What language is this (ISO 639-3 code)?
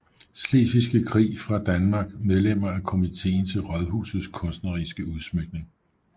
dan